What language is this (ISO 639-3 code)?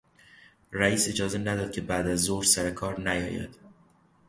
fas